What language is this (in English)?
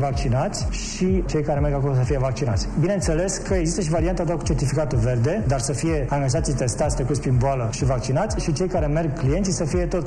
Romanian